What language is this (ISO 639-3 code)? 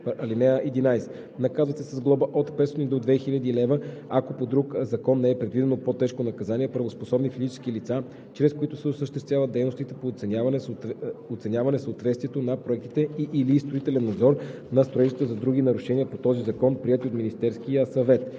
bul